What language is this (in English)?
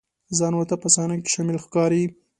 Pashto